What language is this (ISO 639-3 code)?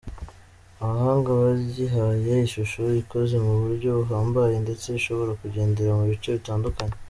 kin